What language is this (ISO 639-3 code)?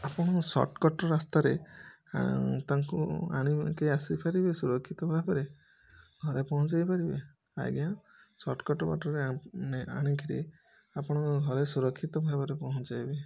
ori